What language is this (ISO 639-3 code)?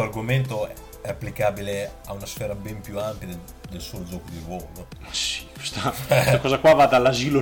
ita